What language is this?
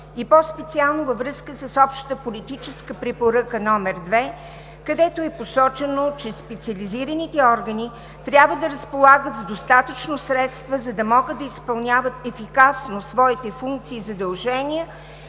Bulgarian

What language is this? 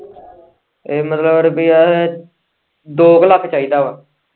Punjabi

